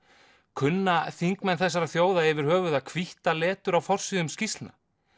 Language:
Icelandic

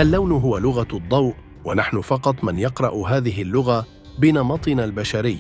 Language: Arabic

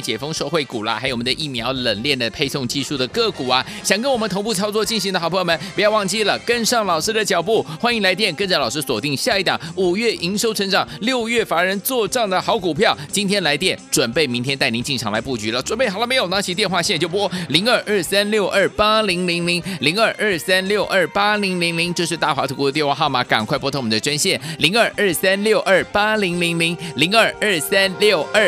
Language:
Chinese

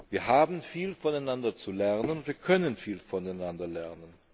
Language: German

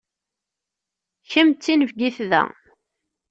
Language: Kabyle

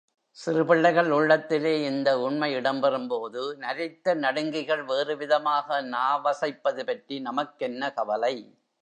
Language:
Tamil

